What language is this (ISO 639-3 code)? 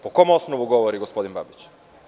srp